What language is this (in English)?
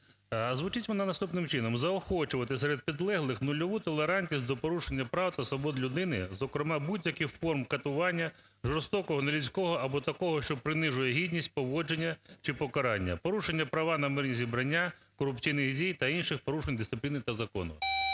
Ukrainian